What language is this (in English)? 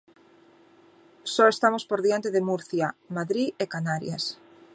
Galician